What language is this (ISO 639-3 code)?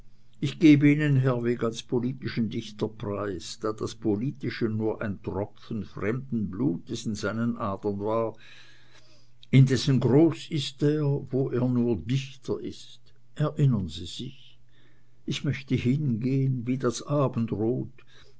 deu